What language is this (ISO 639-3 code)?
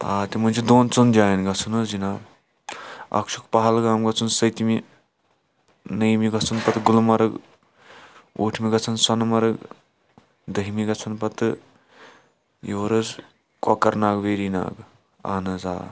kas